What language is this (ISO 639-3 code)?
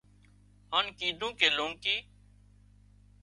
kxp